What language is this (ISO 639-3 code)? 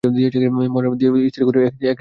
ben